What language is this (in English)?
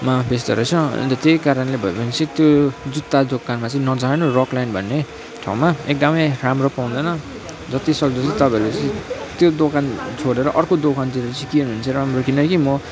Nepali